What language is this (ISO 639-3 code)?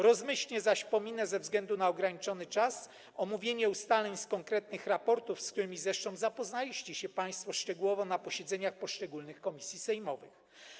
pol